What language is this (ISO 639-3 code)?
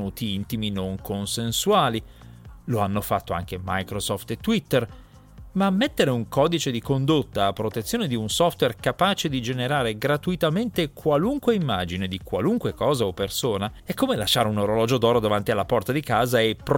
ita